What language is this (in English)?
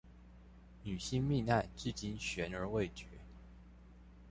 Chinese